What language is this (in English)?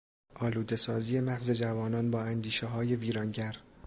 Persian